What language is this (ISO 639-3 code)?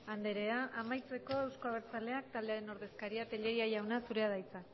eus